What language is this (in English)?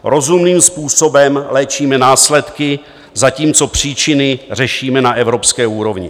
Czech